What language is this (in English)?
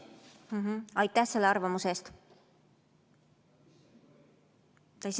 Estonian